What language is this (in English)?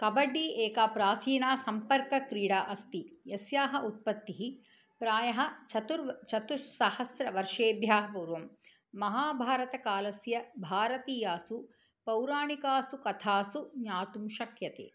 Sanskrit